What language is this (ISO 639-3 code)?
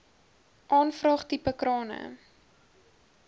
afr